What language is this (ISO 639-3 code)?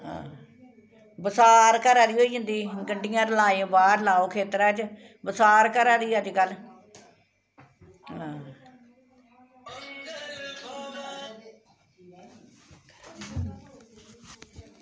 doi